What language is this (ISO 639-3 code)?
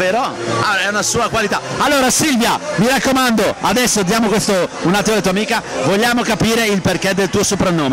ita